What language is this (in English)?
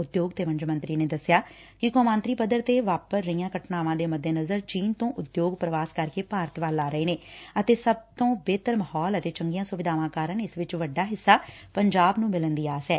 Punjabi